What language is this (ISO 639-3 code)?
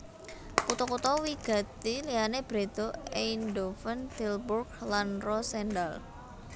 jav